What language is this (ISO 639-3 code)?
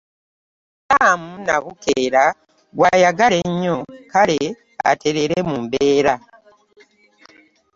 lug